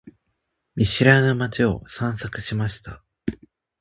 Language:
Japanese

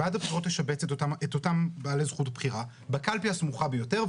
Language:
Hebrew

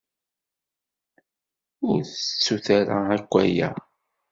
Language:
Kabyle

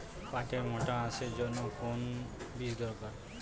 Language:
Bangla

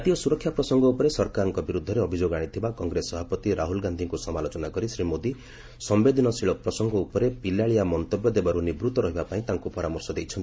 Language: Odia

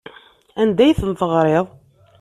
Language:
Kabyle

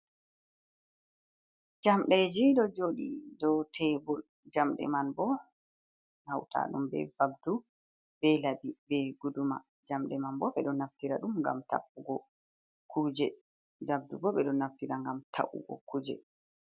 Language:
Fula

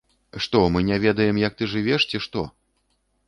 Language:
Belarusian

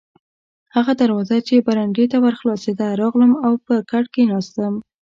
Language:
Pashto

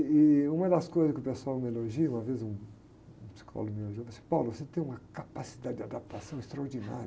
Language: Portuguese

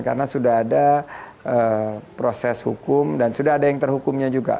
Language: Indonesian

